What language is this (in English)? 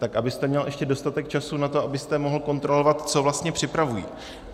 Czech